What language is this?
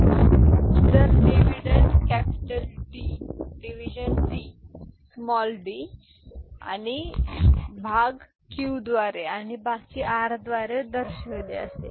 Marathi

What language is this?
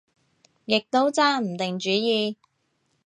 Cantonese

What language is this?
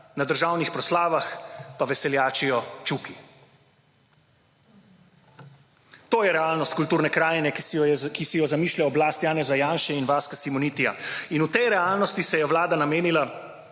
Slovenian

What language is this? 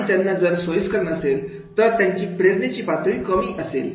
Marathi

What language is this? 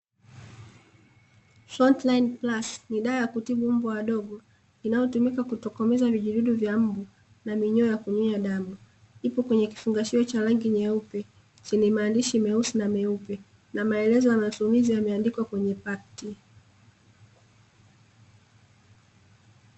Swahili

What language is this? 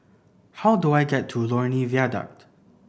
English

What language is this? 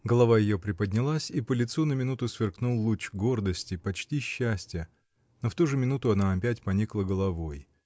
Russian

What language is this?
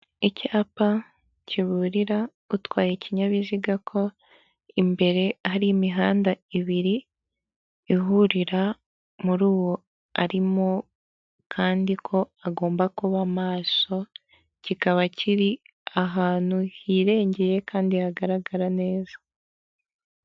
Kinyarwanda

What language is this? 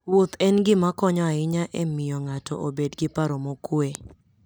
Luo (Kenya and Tanzania)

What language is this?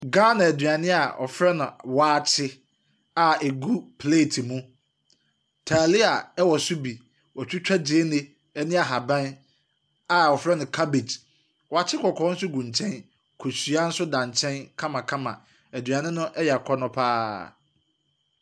Akan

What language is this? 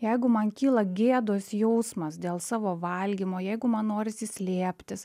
Lithuanian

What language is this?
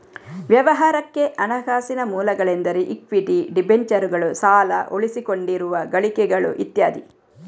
Kannada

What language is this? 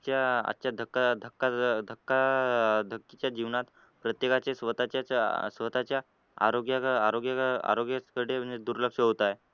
Marathi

